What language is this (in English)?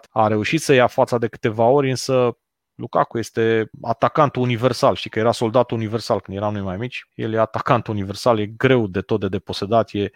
Romanian